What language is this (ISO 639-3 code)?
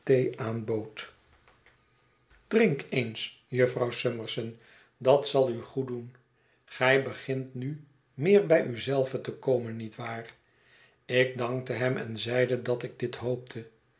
nld